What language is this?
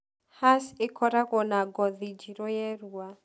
Kikuyu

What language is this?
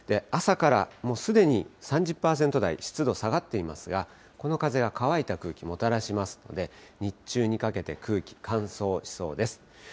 Japanese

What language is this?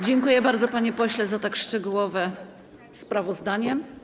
Polish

